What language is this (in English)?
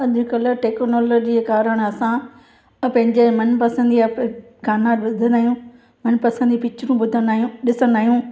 Sindhi